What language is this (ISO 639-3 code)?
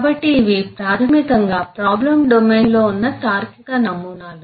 tel